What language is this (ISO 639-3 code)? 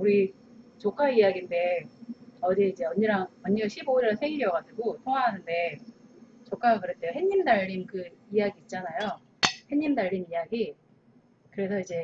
kor